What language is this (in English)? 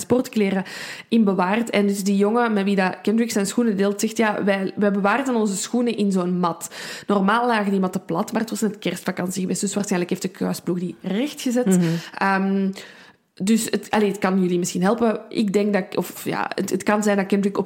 Dutch